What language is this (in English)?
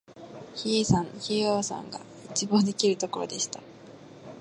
Japanese